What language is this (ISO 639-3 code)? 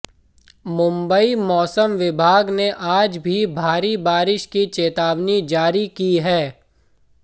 hin